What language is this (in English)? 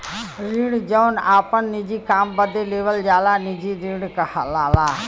Bhojpuri